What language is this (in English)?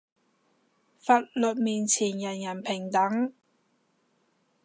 Cantonese